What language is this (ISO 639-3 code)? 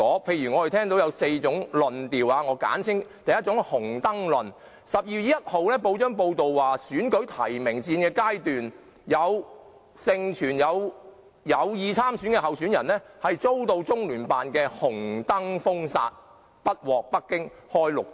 yue